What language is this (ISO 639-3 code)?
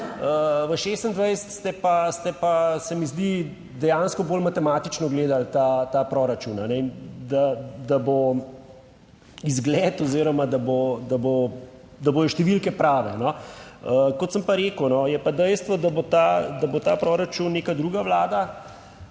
slv